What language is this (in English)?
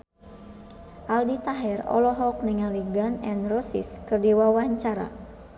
Sundanese